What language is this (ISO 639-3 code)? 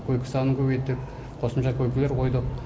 kaz